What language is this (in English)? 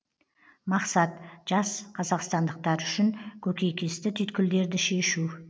Kazakh